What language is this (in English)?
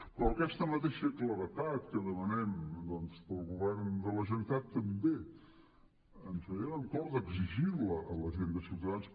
Catalan